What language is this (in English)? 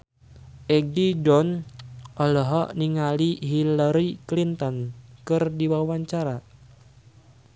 Sundanese